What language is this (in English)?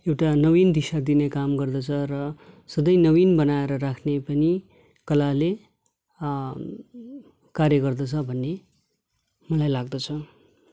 Nepali